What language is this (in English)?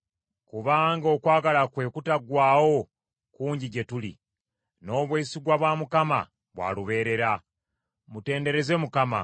Ganda